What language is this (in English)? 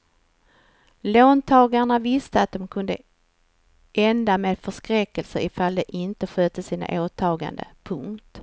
Swedish